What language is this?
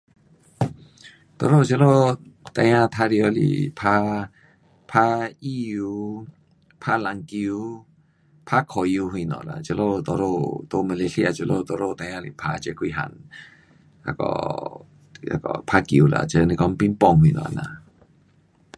Pu-Xian Chinese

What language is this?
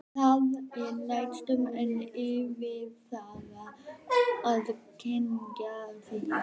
Icelandic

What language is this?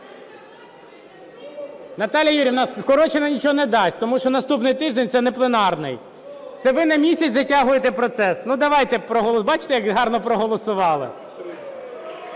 Ukrainian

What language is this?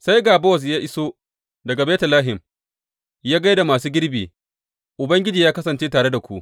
Hausa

